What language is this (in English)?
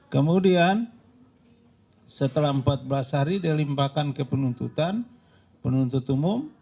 Indonesian